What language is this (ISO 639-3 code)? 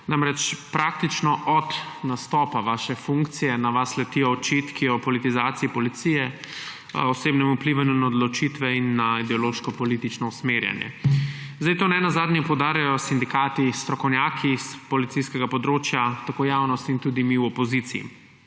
slv